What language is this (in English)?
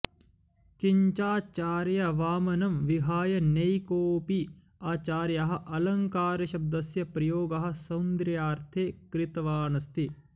Sanskrit